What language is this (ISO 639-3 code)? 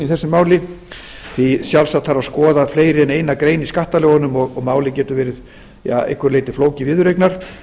isl